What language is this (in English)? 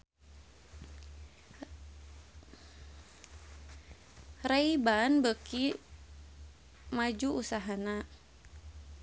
Sundanese